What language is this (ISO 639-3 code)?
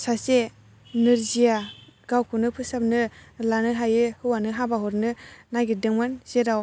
brx